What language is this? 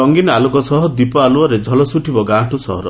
Odia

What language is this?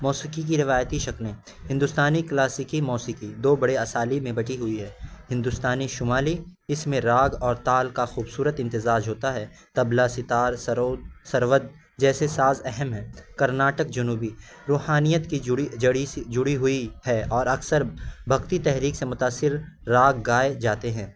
Urdu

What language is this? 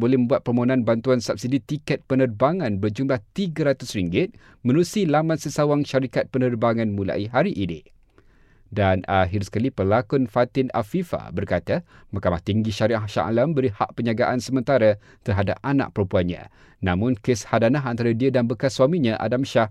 Malay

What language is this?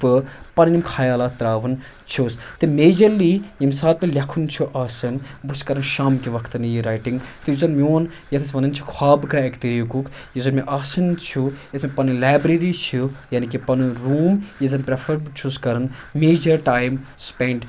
Kashmiri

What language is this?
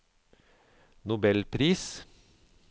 Norwegian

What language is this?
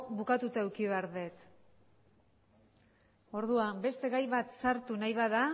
Basque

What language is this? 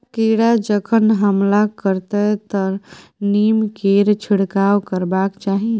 Maithili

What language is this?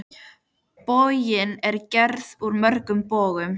Icelandic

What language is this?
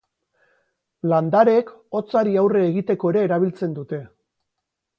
Basque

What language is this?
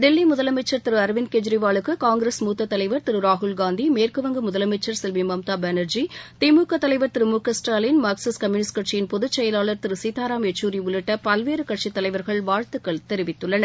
Tamil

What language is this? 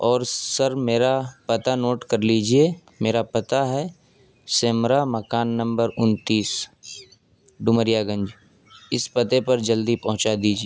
Urdu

